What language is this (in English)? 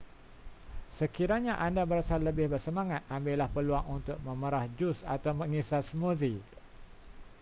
Malay